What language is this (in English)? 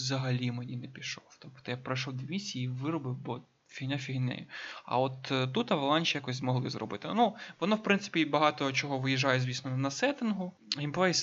Ukrainian